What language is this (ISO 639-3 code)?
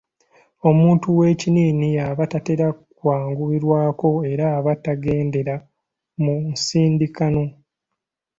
lug